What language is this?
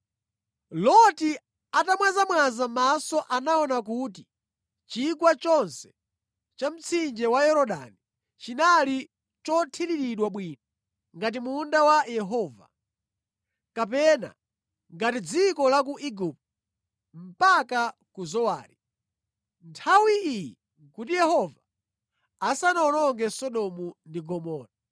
Nyanja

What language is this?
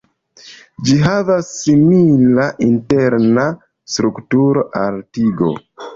Esperanto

